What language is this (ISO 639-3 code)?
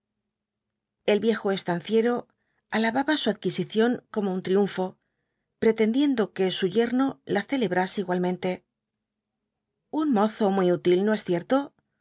spa